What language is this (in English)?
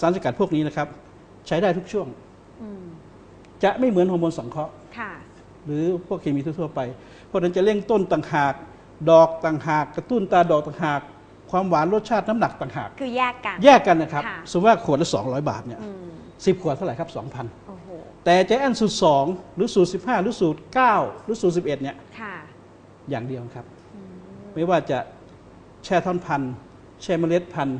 Thai